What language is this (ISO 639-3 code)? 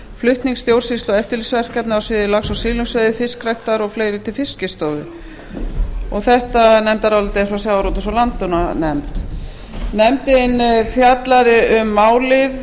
isl